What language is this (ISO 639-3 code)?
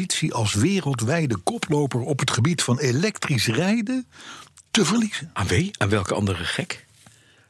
nld